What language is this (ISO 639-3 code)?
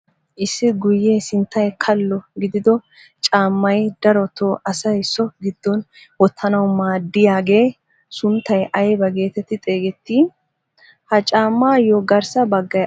wal